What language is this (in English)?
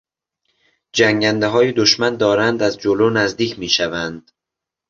Persian